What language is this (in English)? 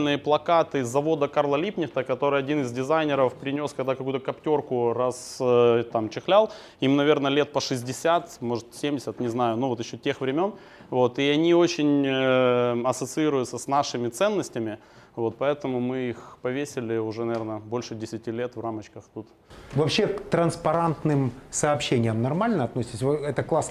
Russian